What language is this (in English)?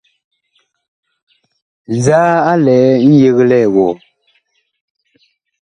Bakoko